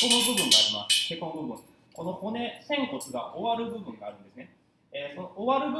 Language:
Japanese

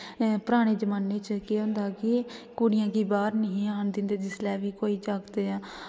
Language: Dogri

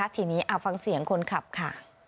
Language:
Thai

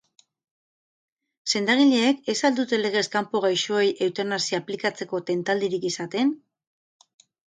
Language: Basque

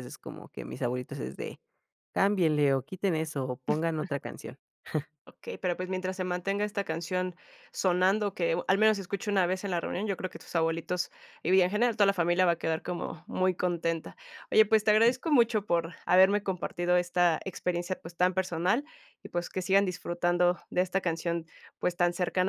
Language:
Spanish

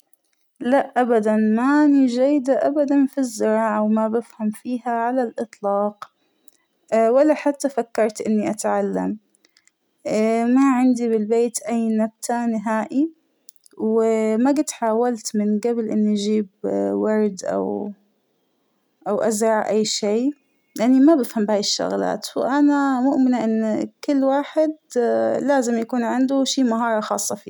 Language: Hijazi Arabic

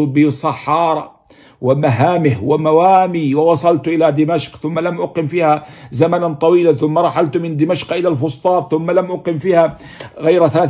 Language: Arabic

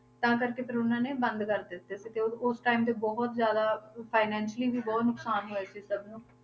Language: Punjabi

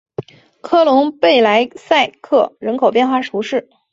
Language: Chinese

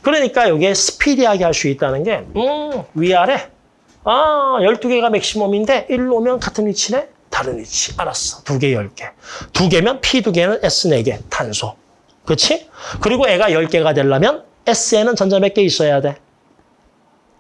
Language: Korean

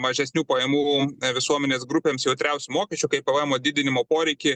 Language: Lithuanian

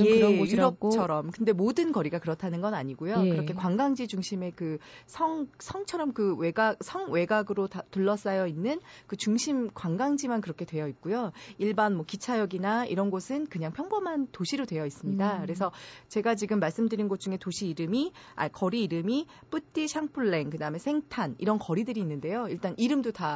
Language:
Korean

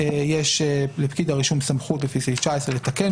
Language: Hebrew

